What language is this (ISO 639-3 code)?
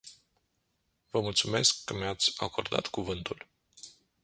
ron